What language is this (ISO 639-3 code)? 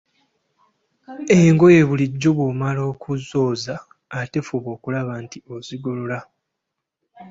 lug